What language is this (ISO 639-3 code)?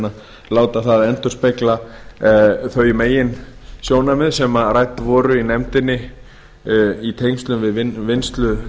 isl